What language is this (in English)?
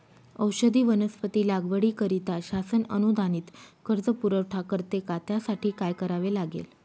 Marathi